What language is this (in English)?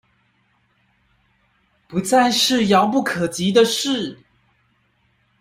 Chinese